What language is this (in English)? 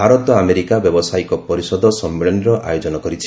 Odia